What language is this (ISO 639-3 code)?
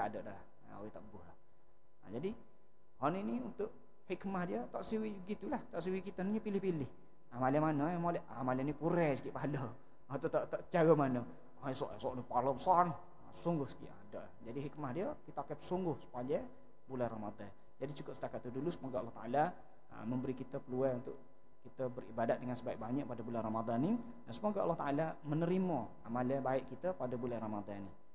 msa